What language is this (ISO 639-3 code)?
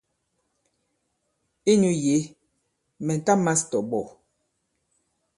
abb